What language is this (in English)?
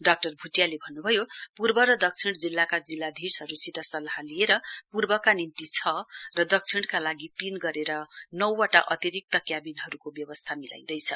Nepali